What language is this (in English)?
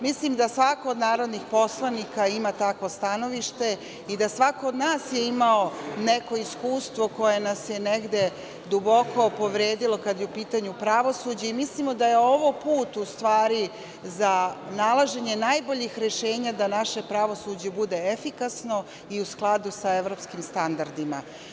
Serbian